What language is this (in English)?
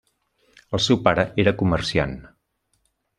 Catalan